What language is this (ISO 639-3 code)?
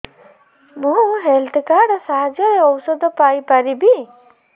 ori